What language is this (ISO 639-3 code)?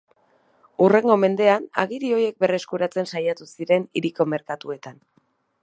eus